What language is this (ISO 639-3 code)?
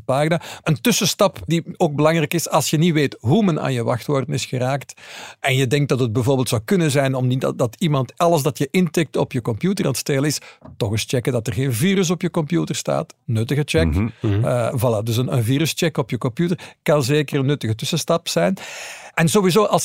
nld